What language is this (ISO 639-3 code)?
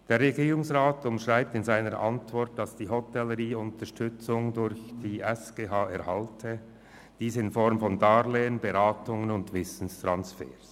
gsw